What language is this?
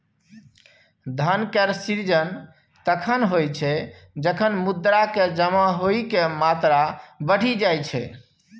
Maithili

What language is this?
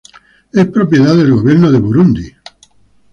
Spanish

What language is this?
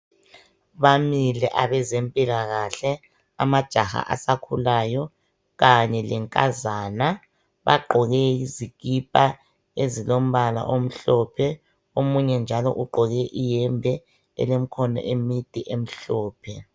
North Ndebele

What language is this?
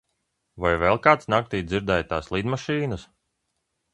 Latvian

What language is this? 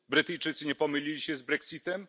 Polish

